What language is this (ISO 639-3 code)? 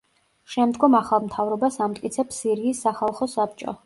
kat